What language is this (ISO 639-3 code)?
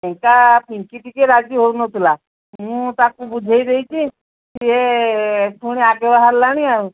ori